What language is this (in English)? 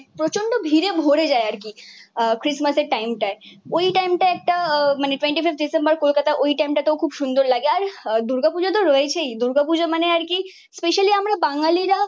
Bangla